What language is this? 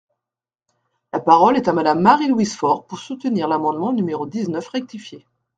French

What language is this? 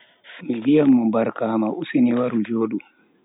Bagirmi Fulfulde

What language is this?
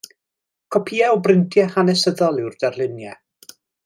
Welsh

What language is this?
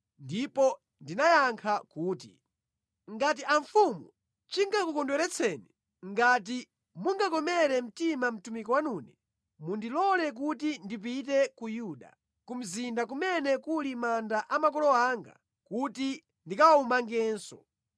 Nyanja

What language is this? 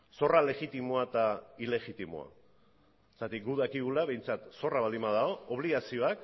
Basque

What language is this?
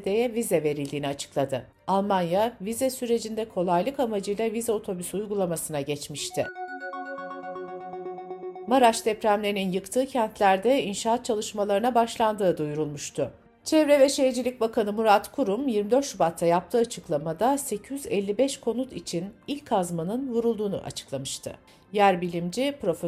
Turkish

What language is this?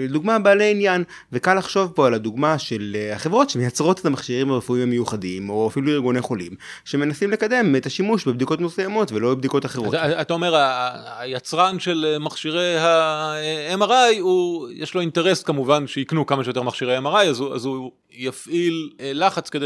Hebrew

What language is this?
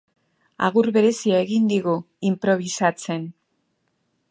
Basque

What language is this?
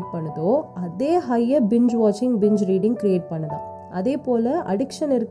Tamil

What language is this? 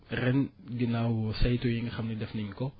Wolof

